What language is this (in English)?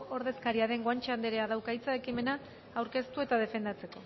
Basque